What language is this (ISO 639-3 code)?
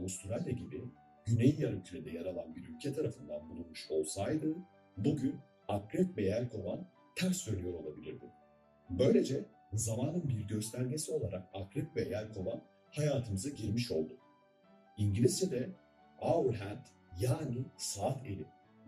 tur